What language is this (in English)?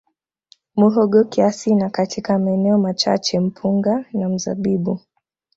Swahili